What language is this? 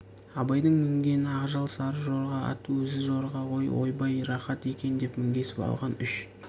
Kazakh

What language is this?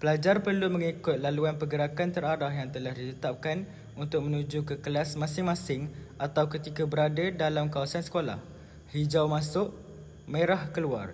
Malay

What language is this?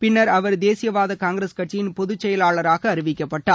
Tamil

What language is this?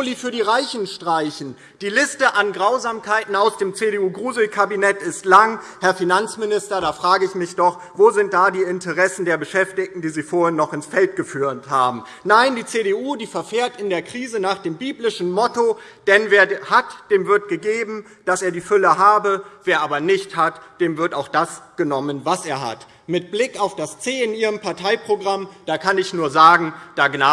German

